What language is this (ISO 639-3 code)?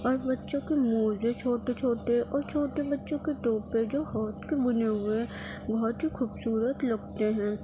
urd